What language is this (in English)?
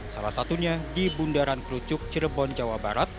Indonesian